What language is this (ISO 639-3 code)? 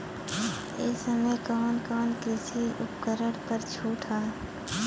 bho